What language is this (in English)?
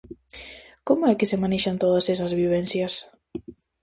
Galician